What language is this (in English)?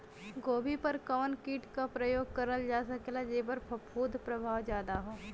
Bhojpuri